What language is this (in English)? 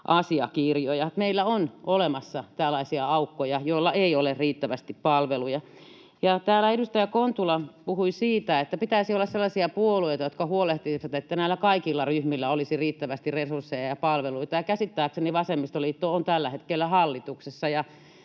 Finnish